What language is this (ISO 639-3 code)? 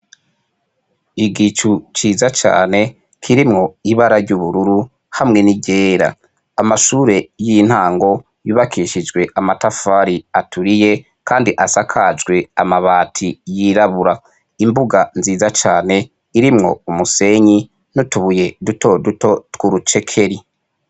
run